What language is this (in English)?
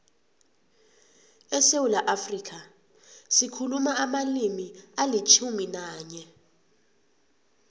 South Ndebele